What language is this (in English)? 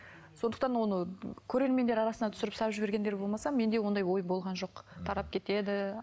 Kazakh